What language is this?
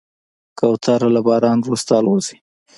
Pashto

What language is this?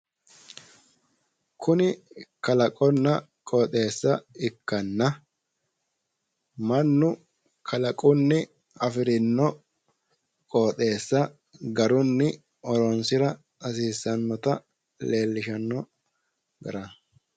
Sidamo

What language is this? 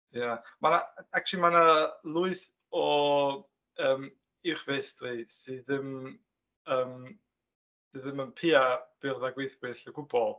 Welsh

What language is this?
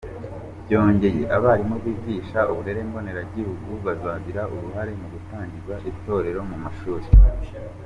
Kinyarwanda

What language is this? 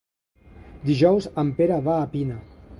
Catalan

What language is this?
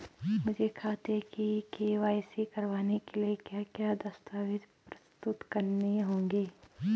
Hindi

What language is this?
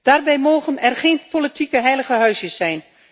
Dutch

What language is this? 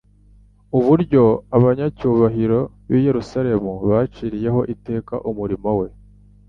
Kinyarwanda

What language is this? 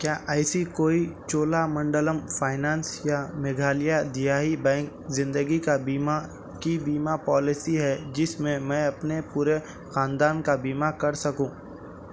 Urdu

